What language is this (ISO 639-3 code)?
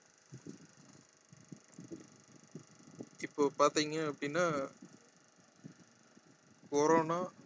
tam